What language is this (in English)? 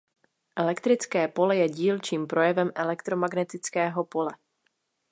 Czech